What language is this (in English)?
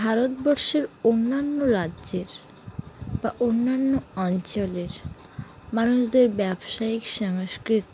Bangla